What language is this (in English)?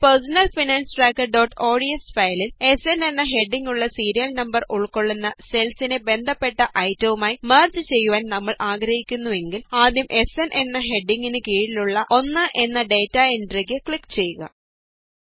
Malayalam